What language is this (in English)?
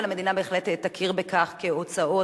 Hebrew